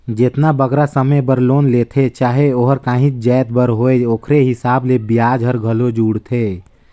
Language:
Chhattisgarhi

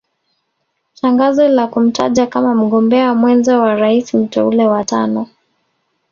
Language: Swahili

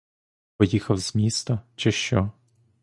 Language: Ukrainian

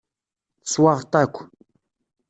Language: Kabyle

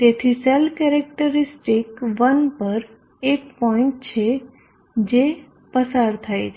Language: Gujarati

